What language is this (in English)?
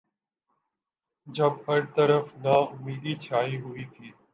Urdu